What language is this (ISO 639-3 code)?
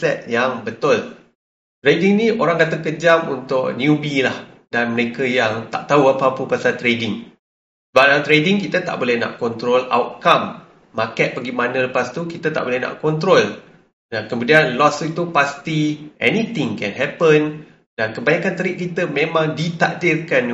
msa